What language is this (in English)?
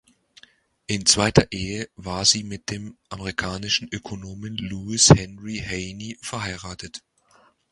German